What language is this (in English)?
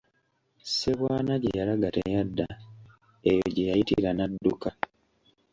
Ganda